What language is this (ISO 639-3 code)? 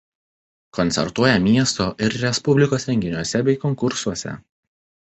lit